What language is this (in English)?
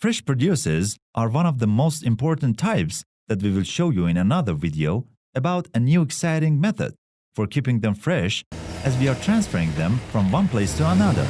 English